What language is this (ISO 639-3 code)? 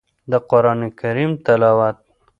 pus